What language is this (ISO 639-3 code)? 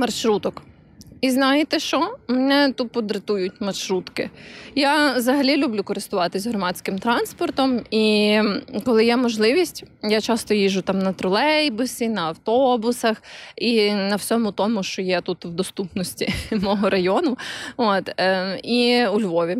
ukr